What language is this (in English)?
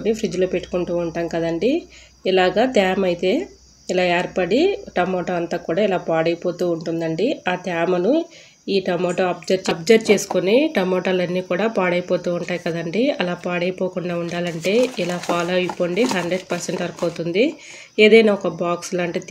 Telugu